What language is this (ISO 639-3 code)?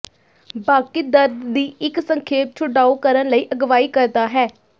pan